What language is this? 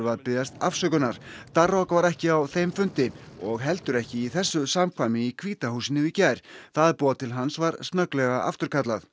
Icelandic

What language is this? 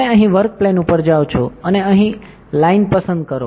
Gujarati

